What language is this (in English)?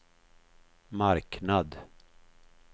Swedish